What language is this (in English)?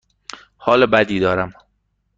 Persian